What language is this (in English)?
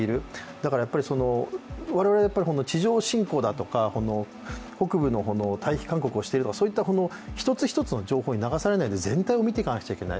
Japanese